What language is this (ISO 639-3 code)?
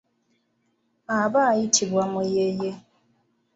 lug